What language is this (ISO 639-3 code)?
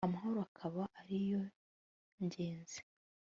kin